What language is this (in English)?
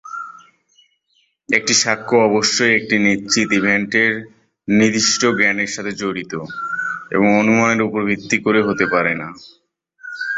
Bangla